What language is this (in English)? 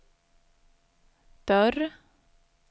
Swedish